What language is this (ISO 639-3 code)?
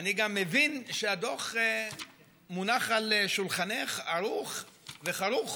heb